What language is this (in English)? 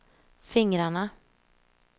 Swedish